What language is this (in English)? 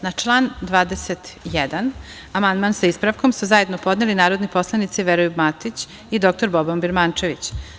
Serbian